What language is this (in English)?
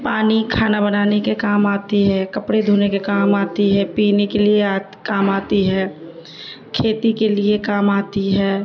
Urdu